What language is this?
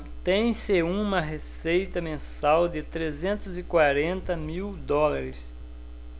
Portuguese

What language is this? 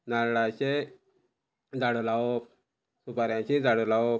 Konkani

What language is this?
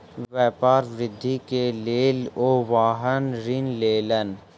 Maithili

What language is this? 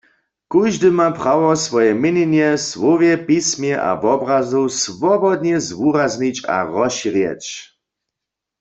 Upper Sorbian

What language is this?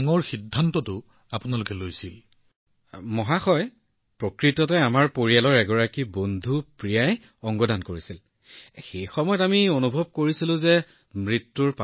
Assamese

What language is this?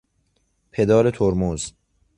Persian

